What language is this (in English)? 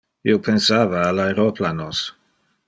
Interlingua